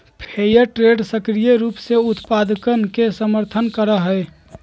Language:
Magahi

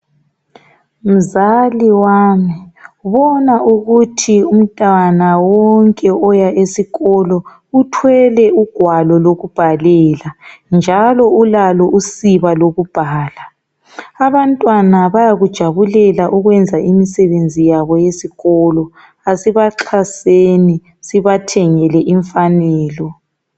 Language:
North Ndebele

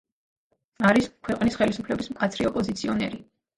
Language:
Georgian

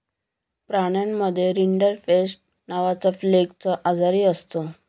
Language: Marathi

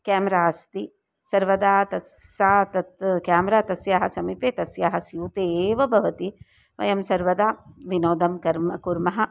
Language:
Sanskrit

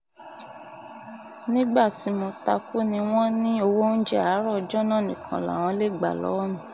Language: Yoruba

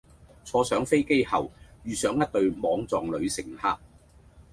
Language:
Cantonese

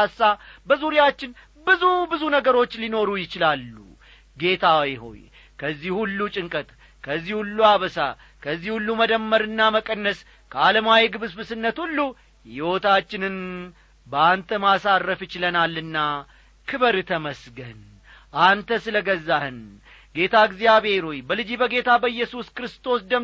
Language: Amharic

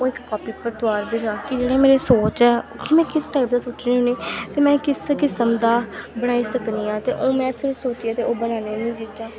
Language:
Dogri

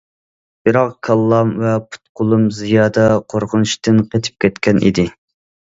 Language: Uyghur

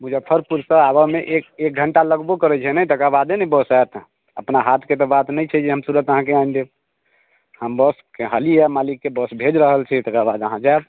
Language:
Maithili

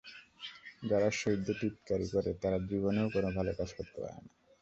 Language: Bangla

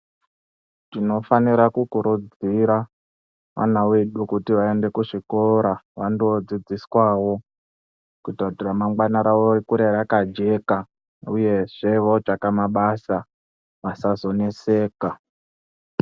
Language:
Ndau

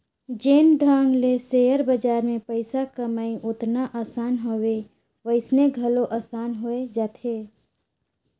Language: Chhattisgarhi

